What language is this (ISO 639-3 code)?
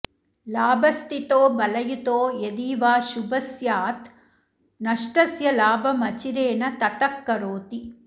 san